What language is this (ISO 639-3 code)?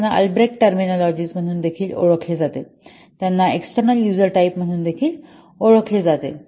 mar